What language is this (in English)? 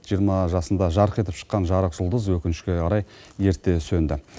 Kazakh